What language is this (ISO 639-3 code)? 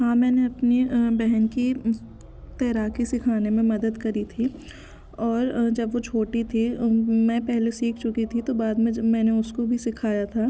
hin